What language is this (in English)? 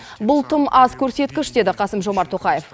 Kazakh